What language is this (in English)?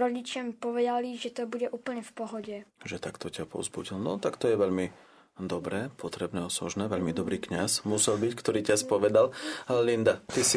Slovak